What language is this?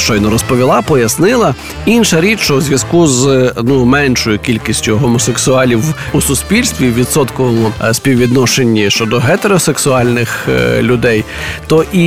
Ukrainian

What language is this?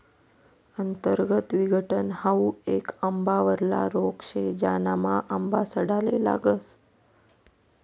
Marathi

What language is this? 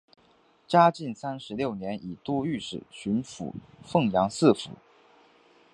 Chinese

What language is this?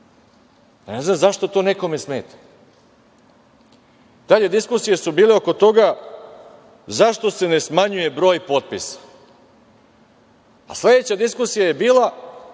Serbian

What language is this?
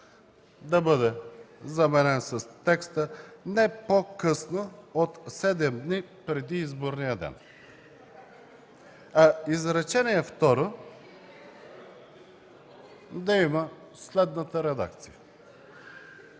Bulgarian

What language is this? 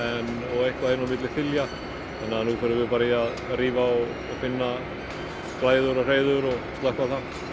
Icelandic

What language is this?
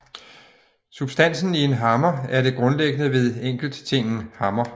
Danish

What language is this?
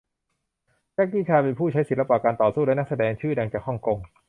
Thai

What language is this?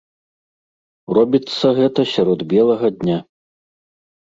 Belarusian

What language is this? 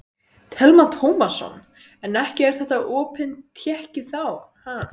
Icelandic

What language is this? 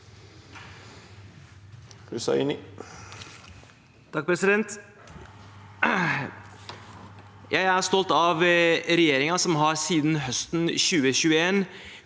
Norwegian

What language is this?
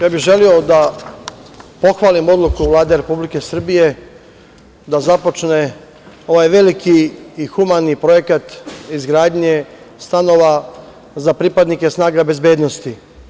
Serbian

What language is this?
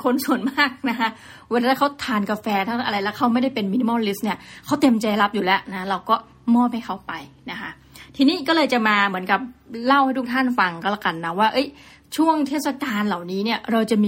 Thai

